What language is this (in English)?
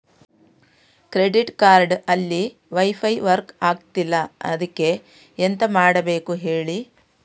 Kannada